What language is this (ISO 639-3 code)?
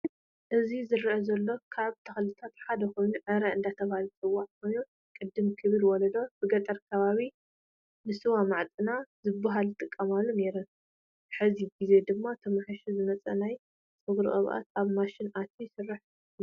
tir